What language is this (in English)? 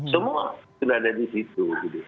Indonesian